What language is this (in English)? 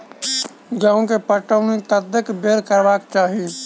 Maithili